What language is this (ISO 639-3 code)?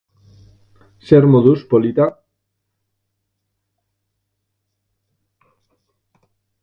eus